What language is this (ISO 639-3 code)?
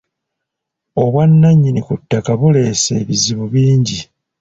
lug